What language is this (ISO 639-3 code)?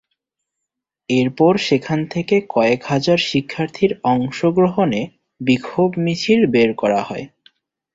ben